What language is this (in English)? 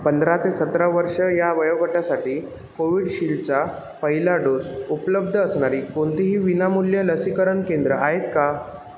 Marathi